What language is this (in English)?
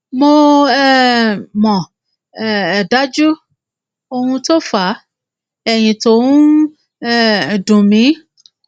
Yoruba